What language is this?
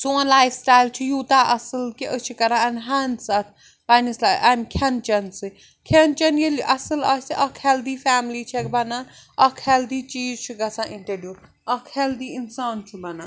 Kashmiri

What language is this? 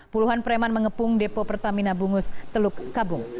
Indonesian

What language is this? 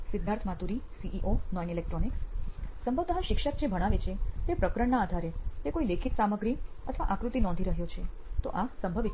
Gujarati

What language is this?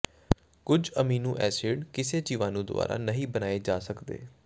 Punjabi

